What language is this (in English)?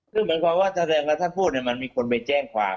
Thai